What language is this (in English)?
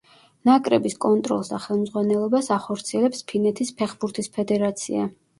Georgian